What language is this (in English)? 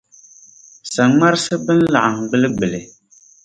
Dagbani